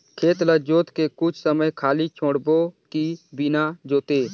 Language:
Chhattisgarhi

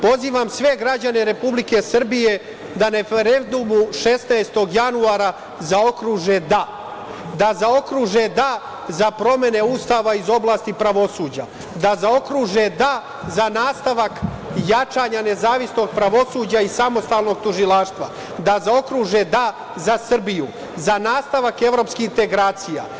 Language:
Serbian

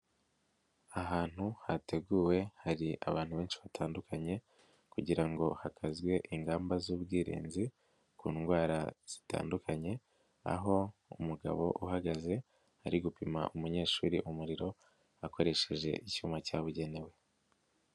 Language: Kinyarwanda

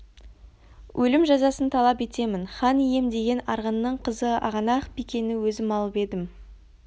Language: Kazakh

